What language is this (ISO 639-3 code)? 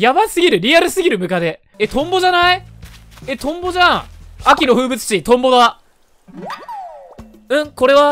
jpn